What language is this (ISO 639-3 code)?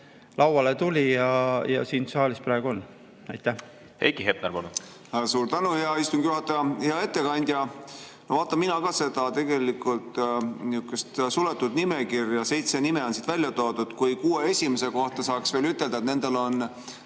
est